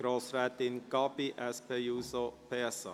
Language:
Swiss German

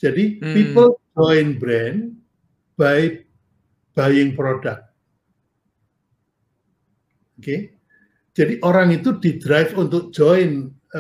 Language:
Indonesian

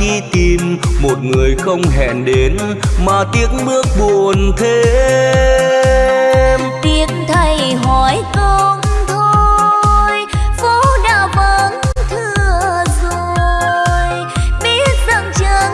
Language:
Vietnamese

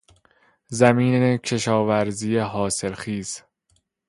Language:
Persian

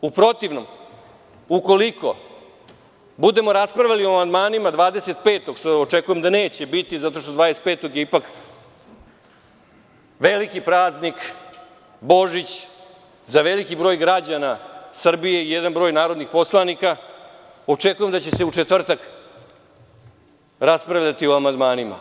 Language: Serbian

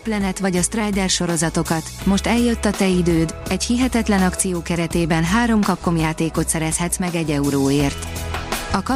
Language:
Hungarian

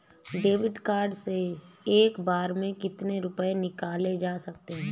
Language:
Hindi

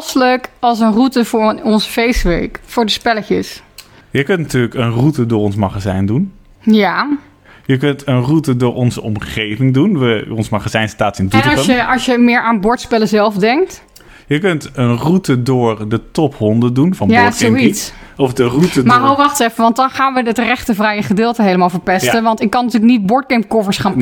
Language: Dutch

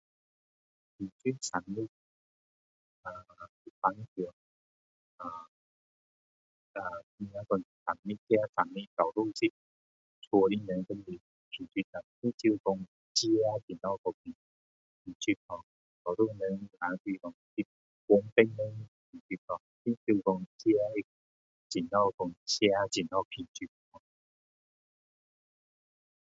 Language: Min Dong Chinese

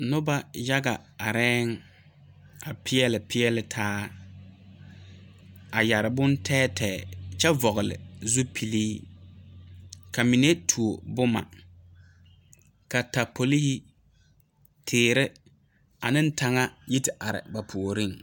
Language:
Southern Dagaare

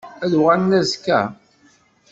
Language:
Kabyle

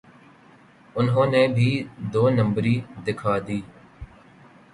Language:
Urdu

